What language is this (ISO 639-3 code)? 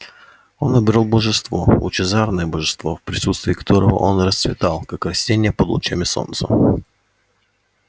rus